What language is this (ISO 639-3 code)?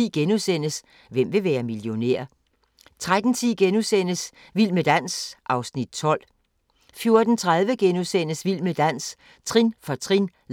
dan